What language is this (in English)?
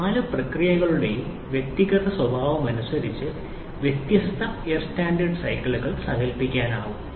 Malayalam